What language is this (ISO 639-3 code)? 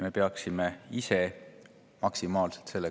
est